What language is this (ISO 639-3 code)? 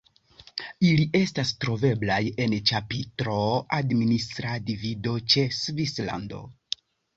epo